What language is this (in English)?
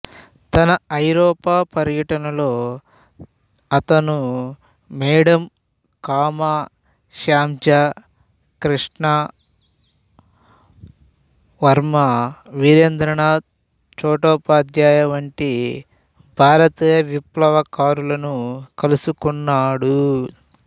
Telugu